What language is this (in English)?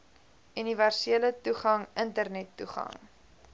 Afrikaans